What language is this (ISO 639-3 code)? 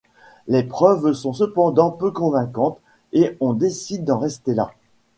fra